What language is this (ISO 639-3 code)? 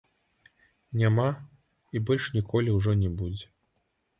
bel